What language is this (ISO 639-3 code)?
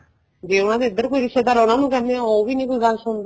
pan